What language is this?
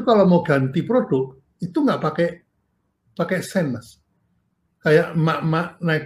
Indonesian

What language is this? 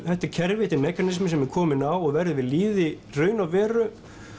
Icelandic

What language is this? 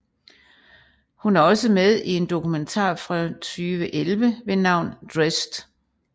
Danish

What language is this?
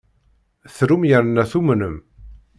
Kabyle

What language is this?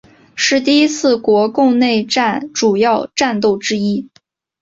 Chinese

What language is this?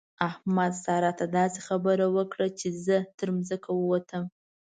Pashto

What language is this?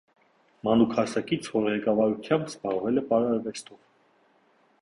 Armenian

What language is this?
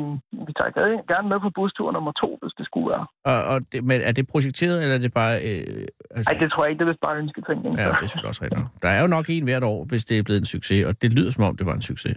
Danish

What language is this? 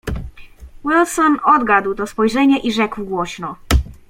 Polish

